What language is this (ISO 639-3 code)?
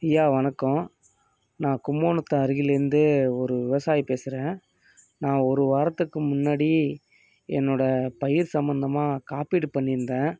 tam